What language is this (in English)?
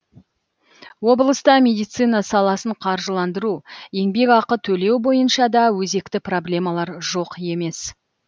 Kazakh